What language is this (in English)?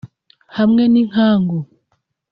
Kinyarwanda